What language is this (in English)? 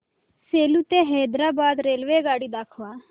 Marathi